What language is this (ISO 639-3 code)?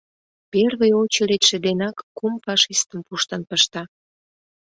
chm